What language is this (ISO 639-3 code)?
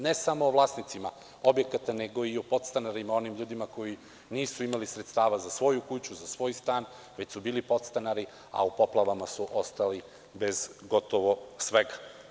srp